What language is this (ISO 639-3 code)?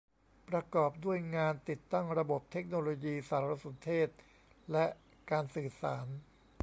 tha